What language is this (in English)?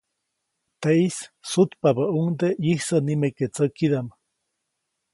Copainalá Zoque